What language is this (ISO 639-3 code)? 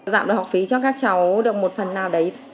vie